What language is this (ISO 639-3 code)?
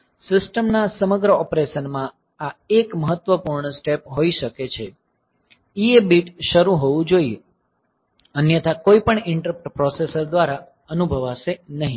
guj